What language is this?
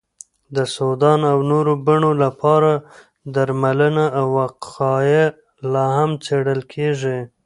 Pashto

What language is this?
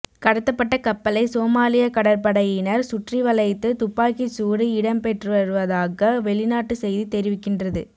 Tamil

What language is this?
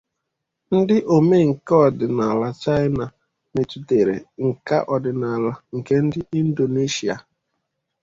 Igbo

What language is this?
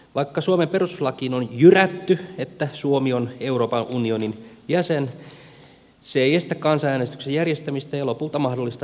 Finnish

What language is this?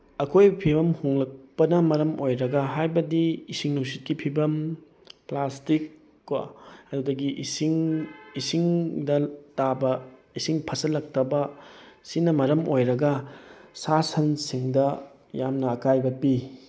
Manipuri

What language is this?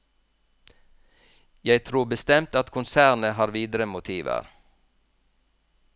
Norwegian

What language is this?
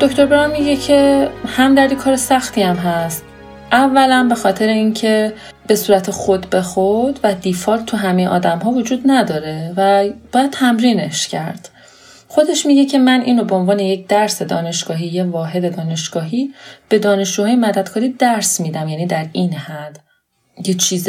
Persian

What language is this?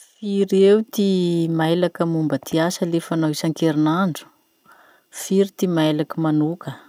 Masikoro Malagasy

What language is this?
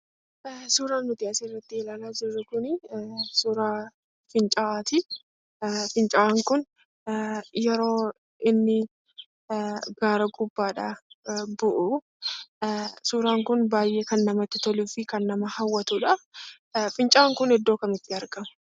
Oromo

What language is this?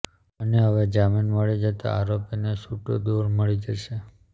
Gujarati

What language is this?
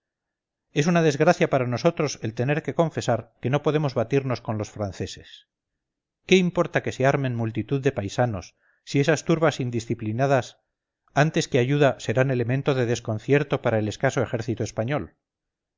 Spanish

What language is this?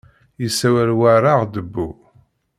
Kabyle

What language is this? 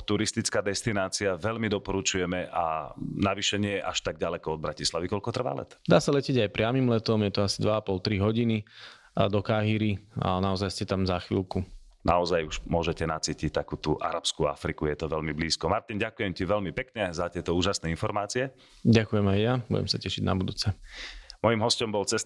Slovak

